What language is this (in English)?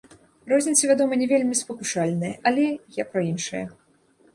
Belarusian